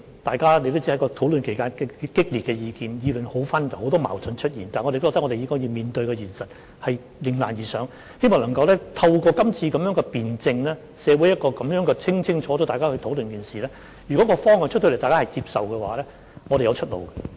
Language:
Cantonese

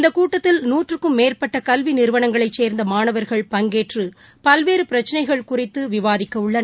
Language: Tamil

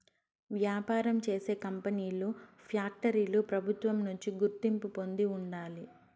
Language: Telugu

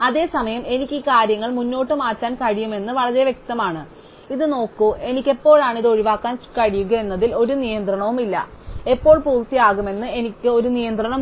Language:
Malayalam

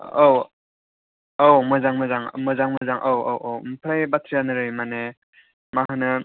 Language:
Bodo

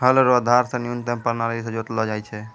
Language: Maithili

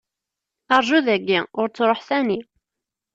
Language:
Kabyle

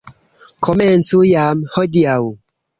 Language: Esperanto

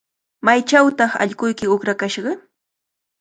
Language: Cajatambo North Lima Quechua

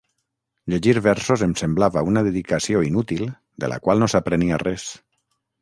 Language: Catalan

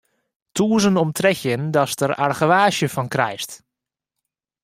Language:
Western Frisian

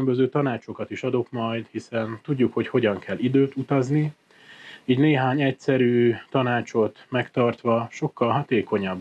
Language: Hungarian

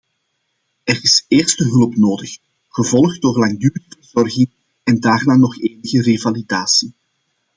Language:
Dutch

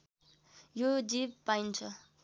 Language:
Nepali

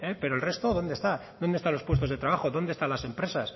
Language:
Spanish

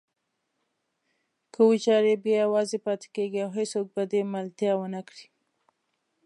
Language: Pashto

